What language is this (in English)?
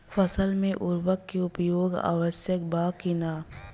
Bhojpuri